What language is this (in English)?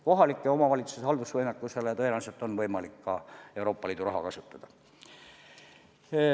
Estonian